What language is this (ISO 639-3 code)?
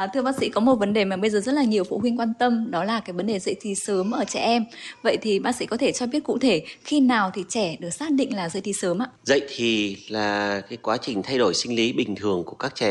vie